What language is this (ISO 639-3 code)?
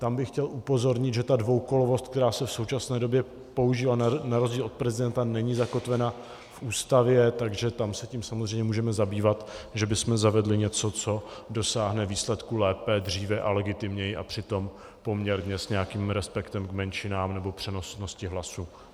ces